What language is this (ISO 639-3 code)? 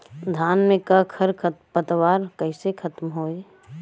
bho